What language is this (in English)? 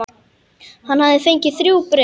Icelandic